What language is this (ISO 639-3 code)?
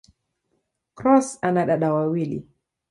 swa